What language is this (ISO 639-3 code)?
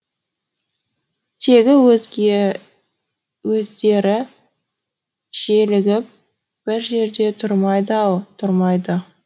kaz